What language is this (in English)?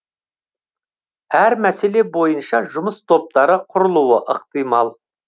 Kazakh